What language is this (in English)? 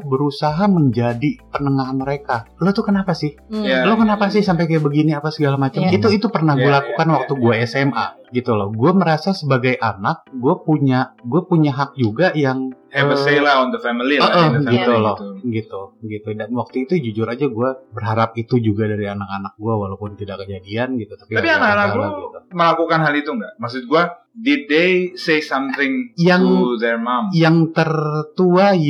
Indonesian